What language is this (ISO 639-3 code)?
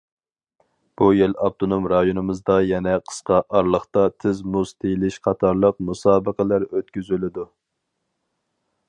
uig